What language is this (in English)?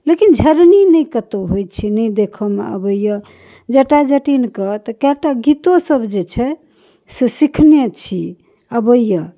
Maithili